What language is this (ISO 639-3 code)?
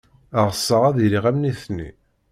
kab